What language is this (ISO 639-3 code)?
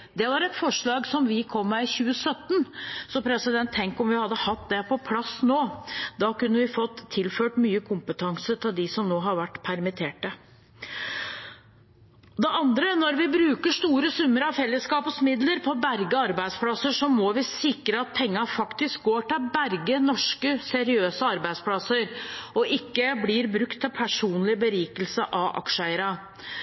nob